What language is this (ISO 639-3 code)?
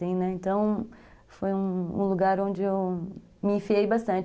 por